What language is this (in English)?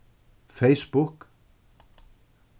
Faroese